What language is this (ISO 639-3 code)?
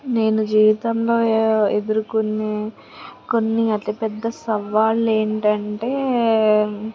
tel